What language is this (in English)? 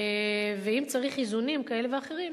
Hebrew